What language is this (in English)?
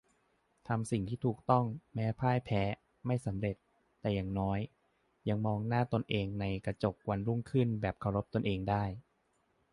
Thai